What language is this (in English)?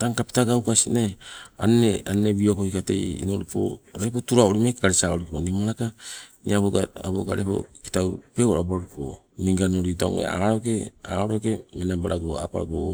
Sibe